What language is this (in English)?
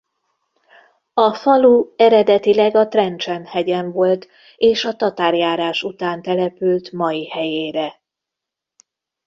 Hungarian